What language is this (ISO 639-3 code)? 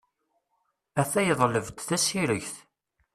kab